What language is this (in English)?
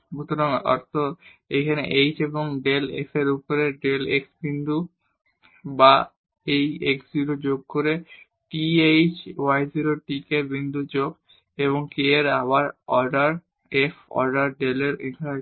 Bangla